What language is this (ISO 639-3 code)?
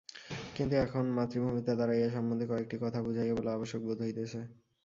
ben